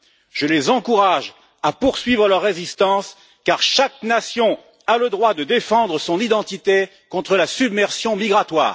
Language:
French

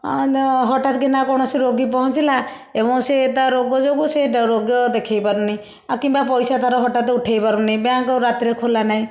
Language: Odia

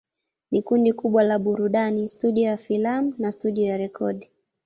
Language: Swahili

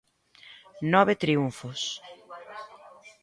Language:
Galician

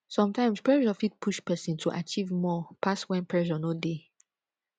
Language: Nigerian Pidgin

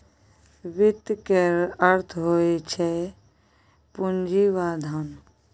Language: Maithili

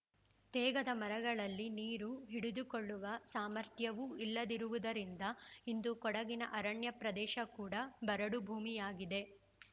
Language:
Kannada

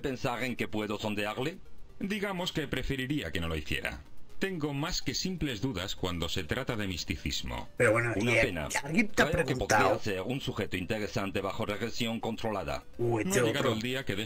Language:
Spanish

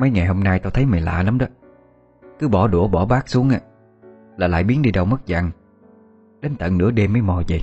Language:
Vietnamese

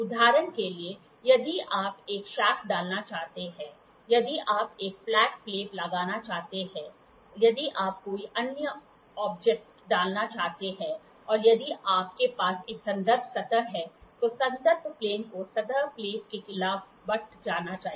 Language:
Hindi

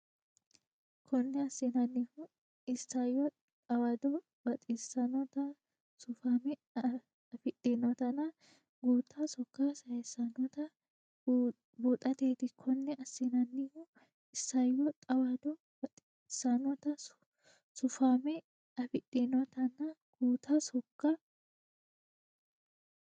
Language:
Sidamo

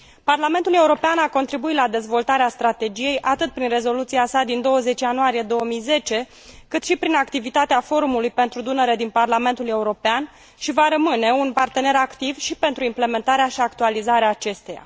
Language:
Romanian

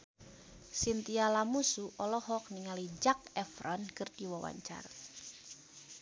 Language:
Sundanese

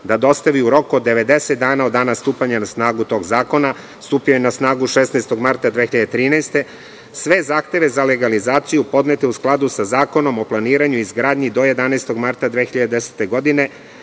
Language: Serbian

